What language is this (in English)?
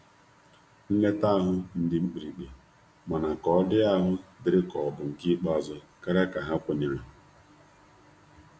Igbo